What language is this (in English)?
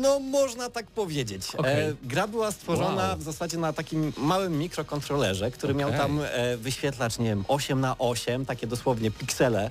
Polish